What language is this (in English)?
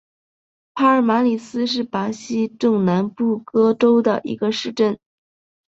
Chinese